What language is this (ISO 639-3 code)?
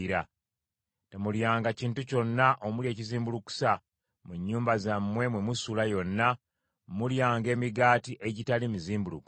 lug